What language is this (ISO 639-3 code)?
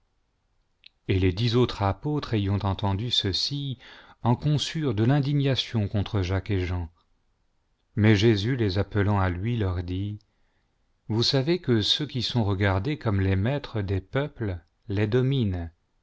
fra